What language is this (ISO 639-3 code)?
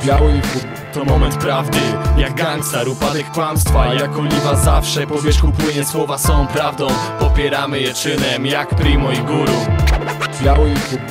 pol